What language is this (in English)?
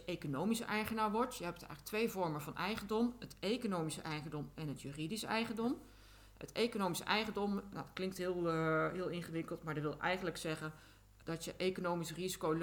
Dutch